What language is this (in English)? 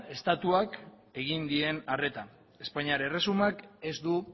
Basque